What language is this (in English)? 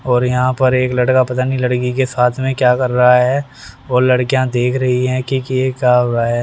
Hindi